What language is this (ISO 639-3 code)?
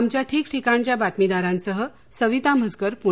mar